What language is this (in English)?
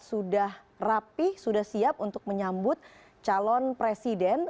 Indonesian